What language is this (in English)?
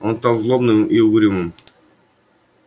Russian